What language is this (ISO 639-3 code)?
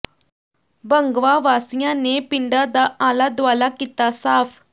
pan